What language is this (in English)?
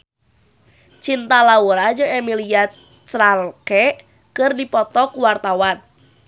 Sundanese